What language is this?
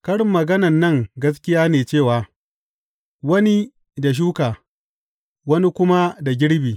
Hausa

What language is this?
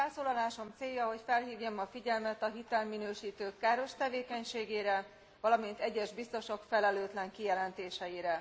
Hungarian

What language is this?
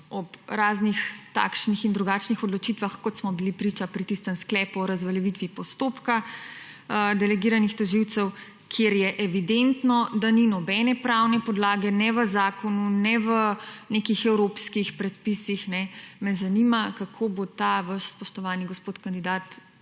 Slovenian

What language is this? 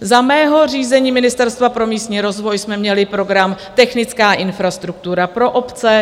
Czech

